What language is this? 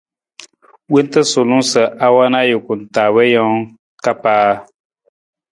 Nawdm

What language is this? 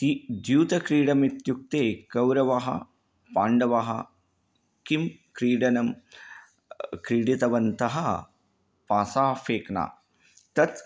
Sanskrit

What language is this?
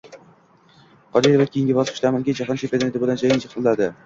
Uzbek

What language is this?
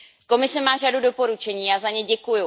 Czech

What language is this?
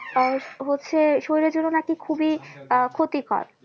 Bangla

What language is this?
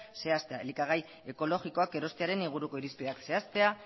Basque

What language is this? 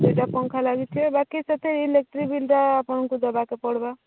Odia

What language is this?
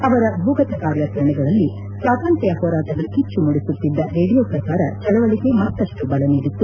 Kannada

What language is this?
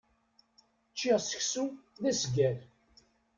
Kabyle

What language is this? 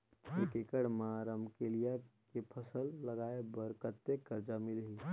Chhattisgarhi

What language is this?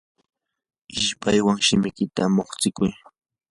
Yanahuanca Pasco Quechua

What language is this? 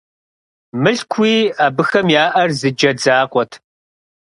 Kabardian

